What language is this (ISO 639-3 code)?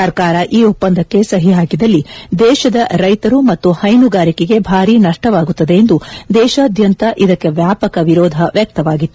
kan